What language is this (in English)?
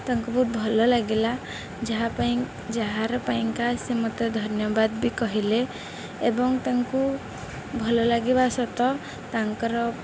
Odia